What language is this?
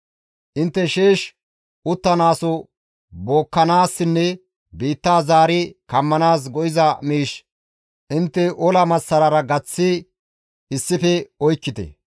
Gamo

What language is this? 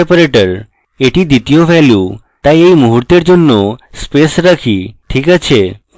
Bangla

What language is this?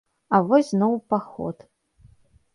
Belarusian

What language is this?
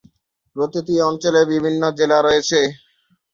Bangla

